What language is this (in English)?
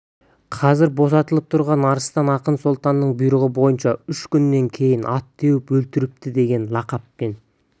Kazakh